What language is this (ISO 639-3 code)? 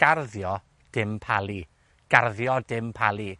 cym